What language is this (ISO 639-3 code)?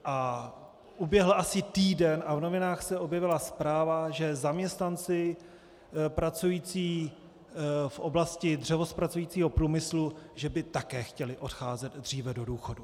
ces